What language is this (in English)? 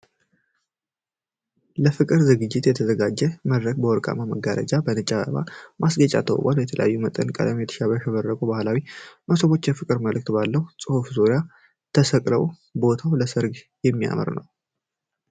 Amharic